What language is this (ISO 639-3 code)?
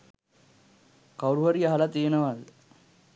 sin